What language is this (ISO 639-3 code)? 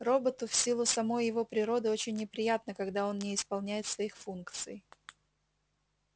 rus